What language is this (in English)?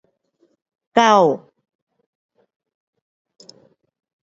Pu-Xian Chinese